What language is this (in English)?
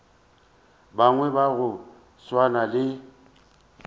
Northern Sotho